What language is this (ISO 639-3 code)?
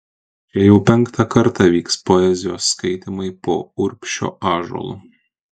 lit